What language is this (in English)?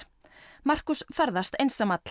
Icelandic